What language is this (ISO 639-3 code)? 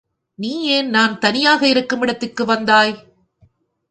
tam